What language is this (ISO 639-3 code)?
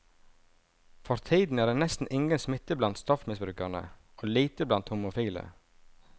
nor